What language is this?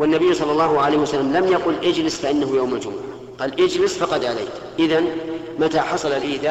Arabic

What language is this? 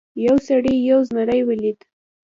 Pashto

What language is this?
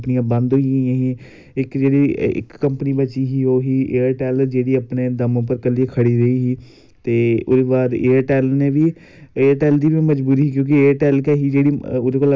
Dogri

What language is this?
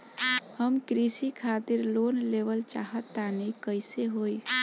Bhojpuri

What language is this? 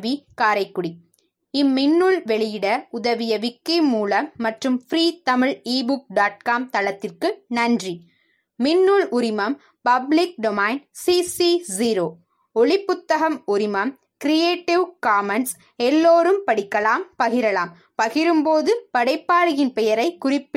Tamil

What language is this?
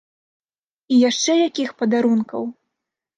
Belarusian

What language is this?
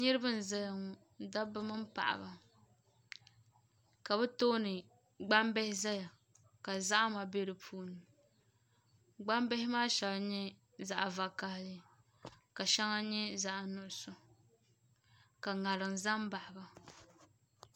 Dagbani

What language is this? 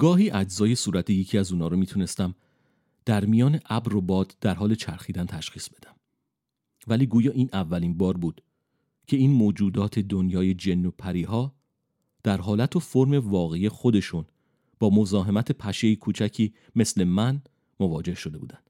Persian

